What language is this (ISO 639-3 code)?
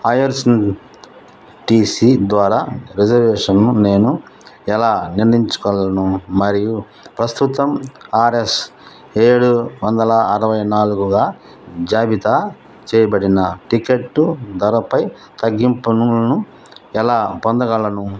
tel